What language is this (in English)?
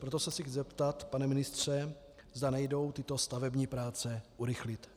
Czech